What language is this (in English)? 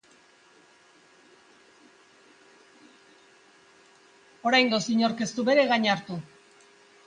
Basque